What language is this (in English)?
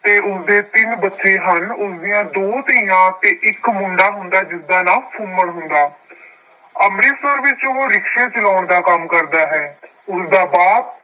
Punjabi